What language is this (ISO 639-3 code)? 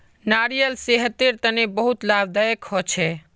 mag